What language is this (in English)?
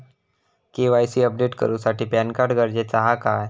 Marathi